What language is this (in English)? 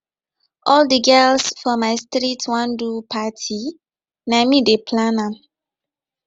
Nigerian Pidgin